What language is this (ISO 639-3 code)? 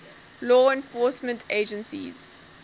eng